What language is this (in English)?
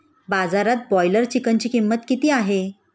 Marathi